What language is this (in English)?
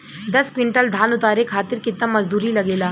Bhojpuri